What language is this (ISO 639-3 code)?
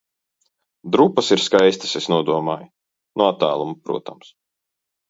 lav